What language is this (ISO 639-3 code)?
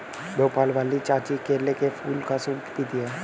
hin